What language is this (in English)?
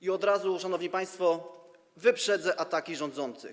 Polish